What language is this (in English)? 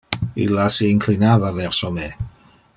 Interlingua